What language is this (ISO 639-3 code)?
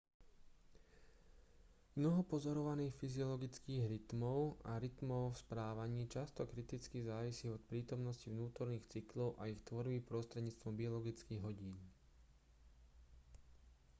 slk